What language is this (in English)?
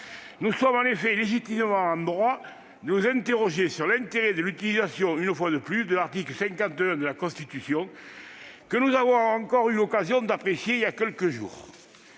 French